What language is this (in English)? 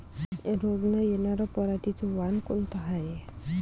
Marathi